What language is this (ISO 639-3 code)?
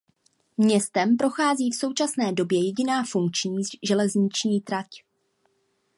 ces